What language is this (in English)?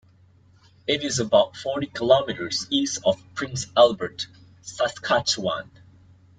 English